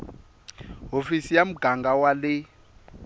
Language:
Tsonga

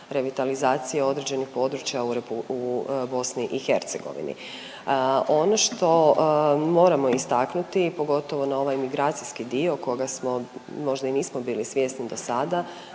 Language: Croatian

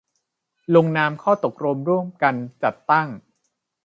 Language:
Thai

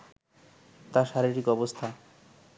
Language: Bangla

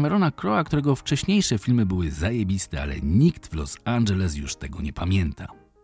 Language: Polish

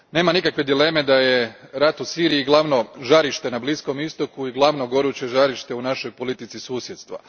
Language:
Croatian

